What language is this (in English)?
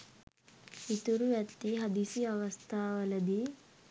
Sinhala